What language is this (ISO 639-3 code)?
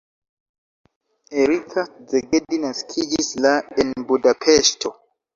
epo